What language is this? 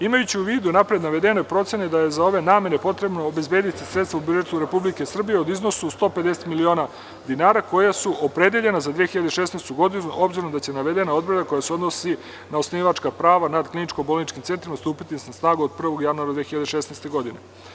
Serbian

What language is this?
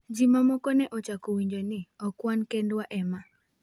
Luo (Kenya and Tanzania)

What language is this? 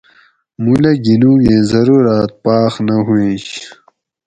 Gawri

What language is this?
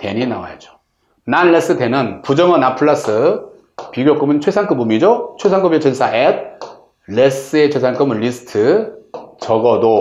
Korean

